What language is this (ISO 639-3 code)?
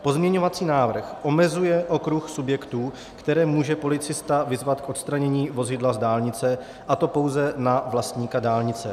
ces